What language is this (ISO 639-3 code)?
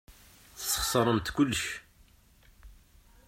kab